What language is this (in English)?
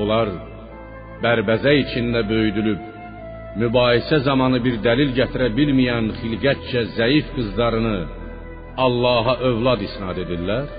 Persian